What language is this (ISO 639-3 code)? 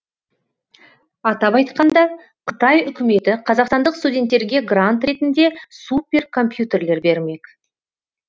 kaz